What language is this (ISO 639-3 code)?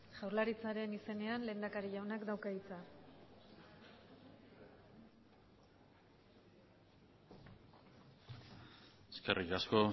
eus